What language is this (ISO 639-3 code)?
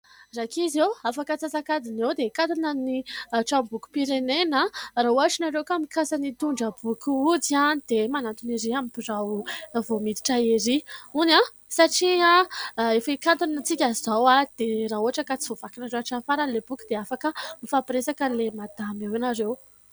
mlg